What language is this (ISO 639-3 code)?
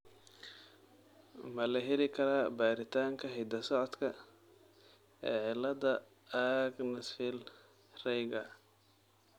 som